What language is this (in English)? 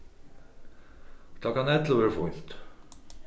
Faroese